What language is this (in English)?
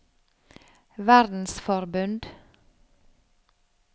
Norwegian